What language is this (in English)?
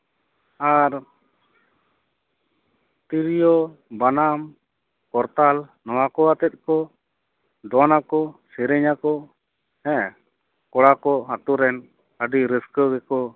Santali